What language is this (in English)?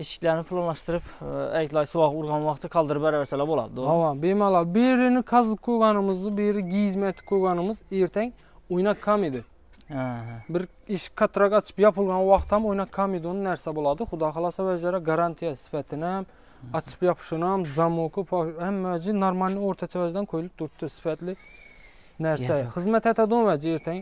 Turkish